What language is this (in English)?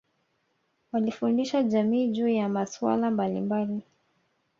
Swahili